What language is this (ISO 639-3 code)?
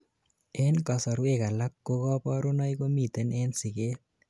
kln